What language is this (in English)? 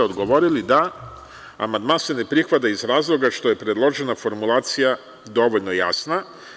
Serbian